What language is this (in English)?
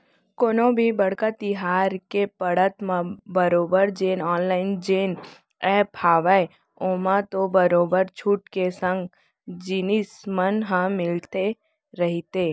Chhattisgarhi